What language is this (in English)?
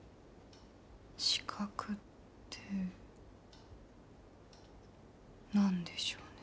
Japanese